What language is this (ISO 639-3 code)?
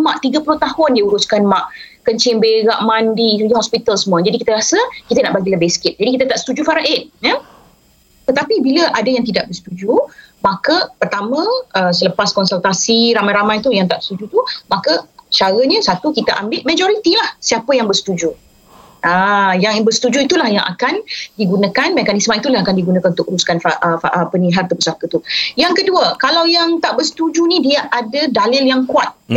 msa